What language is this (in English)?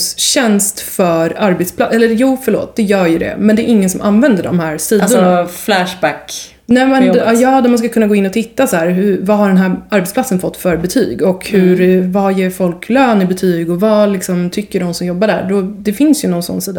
Swedish